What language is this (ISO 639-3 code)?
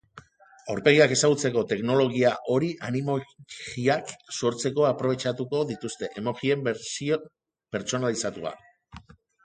eus